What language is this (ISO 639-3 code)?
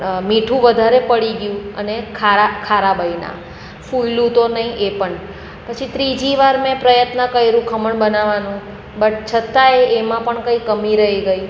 guj